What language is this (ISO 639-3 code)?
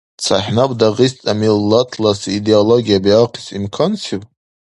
dar